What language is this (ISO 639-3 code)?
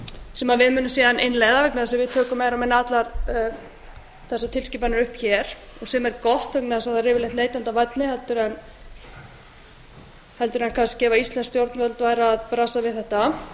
isl